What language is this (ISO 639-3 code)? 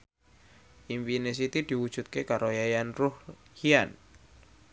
jav